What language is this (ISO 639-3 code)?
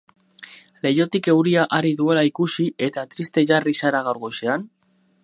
eus